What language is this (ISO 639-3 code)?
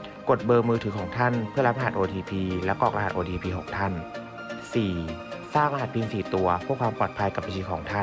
tha